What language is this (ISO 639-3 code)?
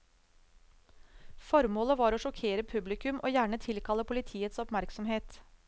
nor